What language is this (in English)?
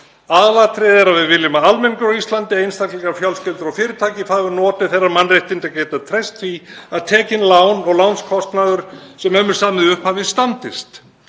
Icelandic